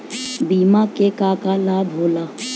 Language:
Bhojpuri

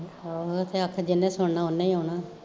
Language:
Punjabi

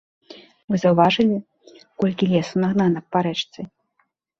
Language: Belarusian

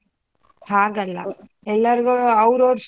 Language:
Kannada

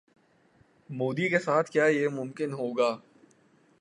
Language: Urdu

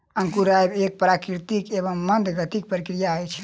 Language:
Maithili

